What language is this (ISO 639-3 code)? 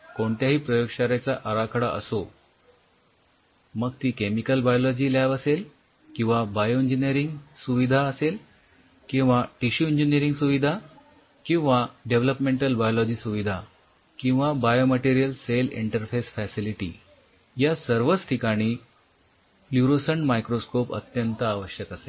mar